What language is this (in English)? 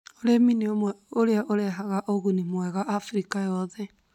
Kikuyu